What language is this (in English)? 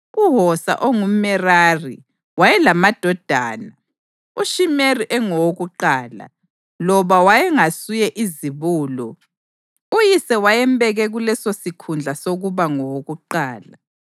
North Ndebele